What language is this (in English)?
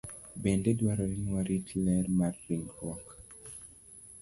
Luo (Kenya and Tanzania)